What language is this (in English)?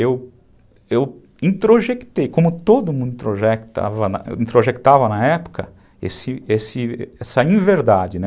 Portuguese